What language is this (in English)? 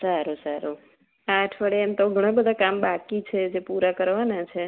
Gujarati